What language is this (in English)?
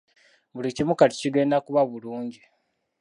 Ganda